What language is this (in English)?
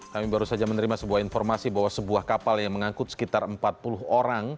Indonesian